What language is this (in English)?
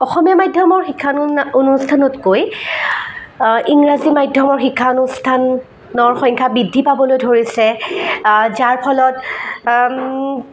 Assamese